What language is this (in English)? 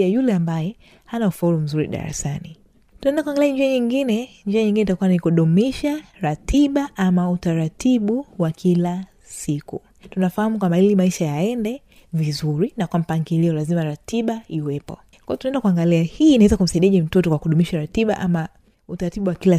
Swahili